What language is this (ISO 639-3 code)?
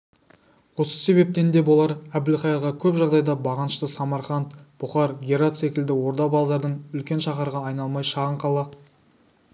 kaz